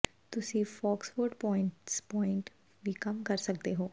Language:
Punjabi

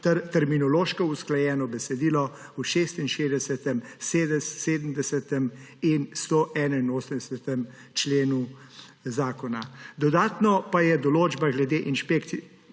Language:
Slovenian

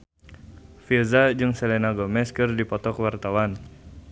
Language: Sundanese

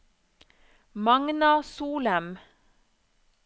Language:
Norwegian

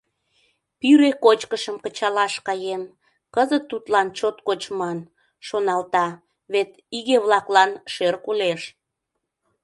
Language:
Mari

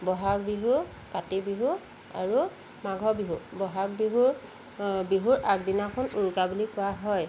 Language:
Assamese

